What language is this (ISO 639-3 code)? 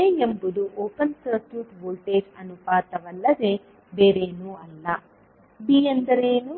kan